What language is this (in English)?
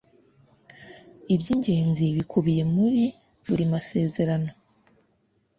Kinyarwanda